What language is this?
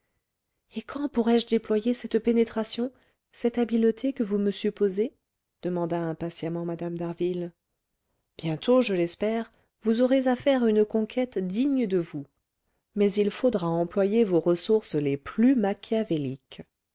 French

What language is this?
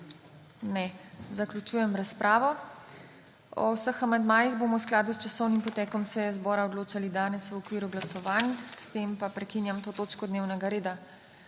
Slovenian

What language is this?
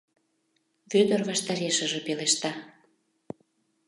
Mari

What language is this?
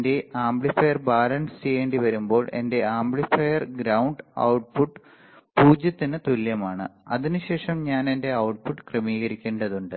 Malayalam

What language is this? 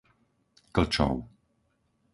Slovak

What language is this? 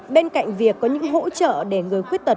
Vietnamese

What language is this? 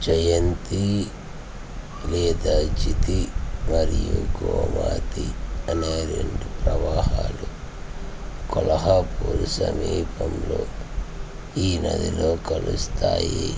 Telugu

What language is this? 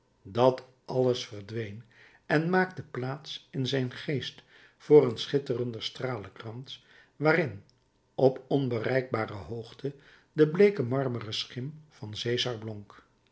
Dutch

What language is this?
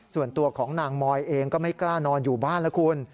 Thai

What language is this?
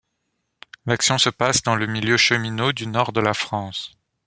French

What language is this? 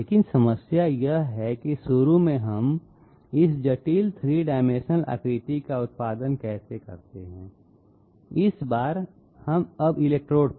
Hindi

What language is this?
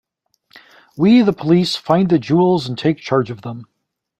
English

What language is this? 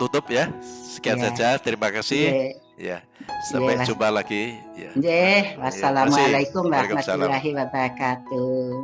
Indonesian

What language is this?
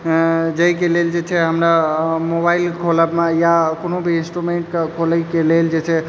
Maithili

